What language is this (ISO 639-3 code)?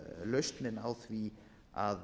isl